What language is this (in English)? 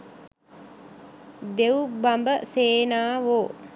Sinhala